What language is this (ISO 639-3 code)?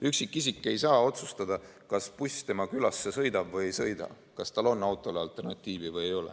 est